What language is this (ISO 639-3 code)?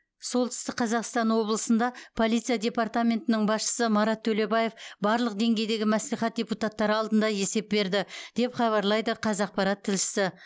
kaz